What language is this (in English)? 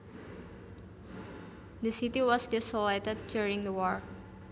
Javanese